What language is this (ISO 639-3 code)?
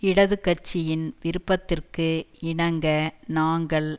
tam